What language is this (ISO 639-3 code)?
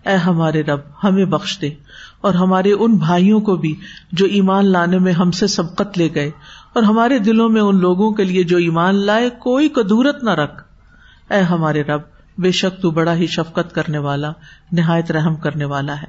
urd